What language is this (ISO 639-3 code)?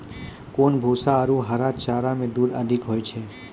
mai